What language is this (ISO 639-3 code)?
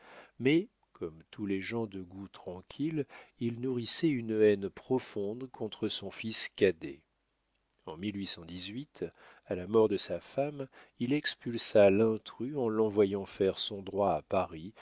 fra